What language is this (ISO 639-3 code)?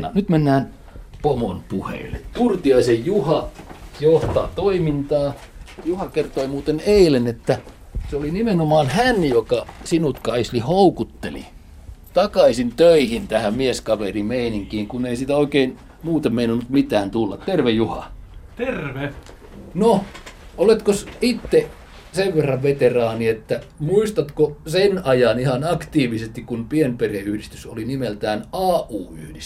fin